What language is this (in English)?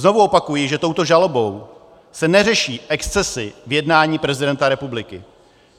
Czech